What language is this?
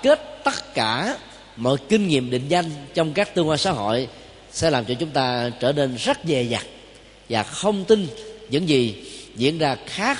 Vietnamese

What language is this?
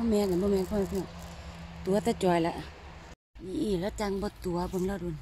Thai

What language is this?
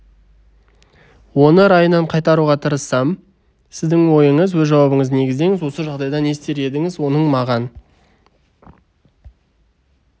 Kazakh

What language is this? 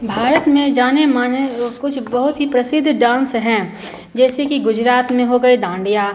Hindi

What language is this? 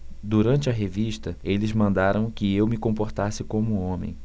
Portuguese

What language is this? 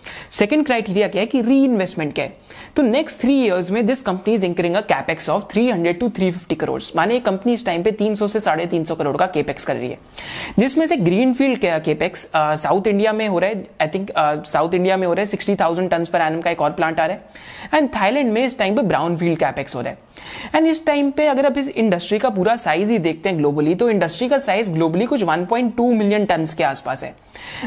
Hindi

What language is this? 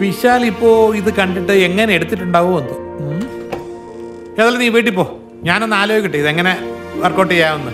Malayalam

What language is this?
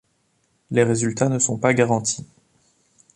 French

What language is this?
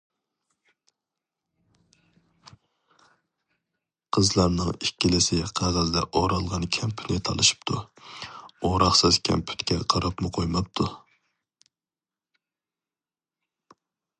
Uyghur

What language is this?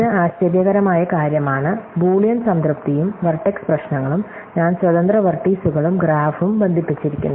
Malayalam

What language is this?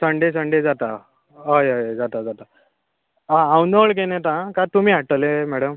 Konkani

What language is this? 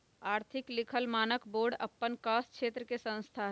Magahi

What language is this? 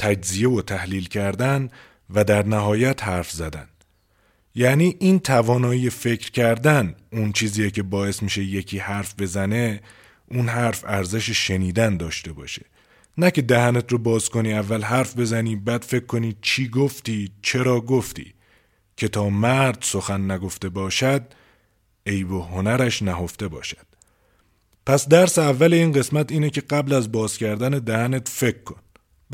Persian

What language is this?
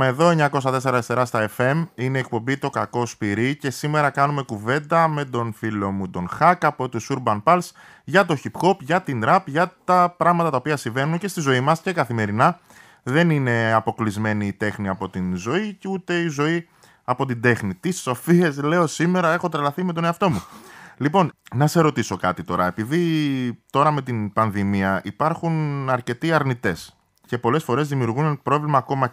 Greek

